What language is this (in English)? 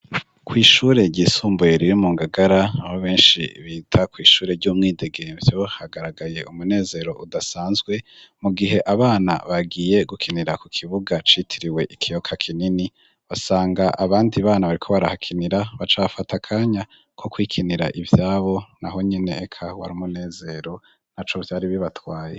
Rundi